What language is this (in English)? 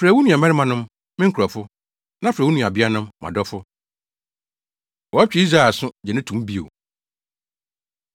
Akan